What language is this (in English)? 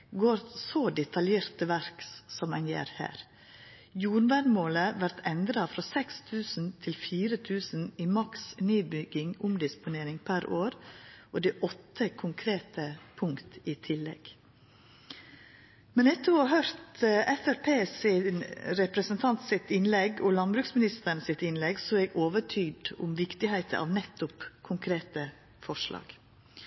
Norwegian Nynorsk